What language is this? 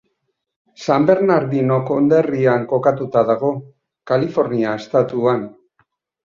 Basque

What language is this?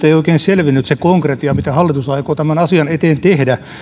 Finnish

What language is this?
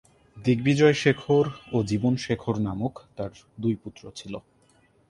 Bangla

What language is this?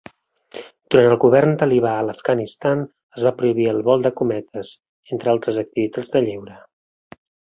Catalan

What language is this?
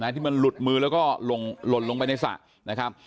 Thai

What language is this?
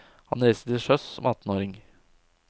Norwegian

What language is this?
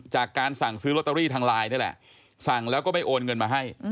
Thai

